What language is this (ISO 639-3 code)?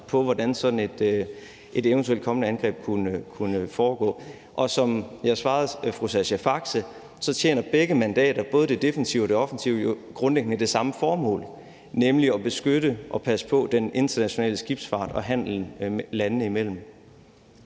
dan